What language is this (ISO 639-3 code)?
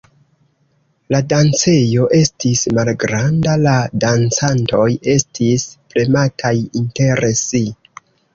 epo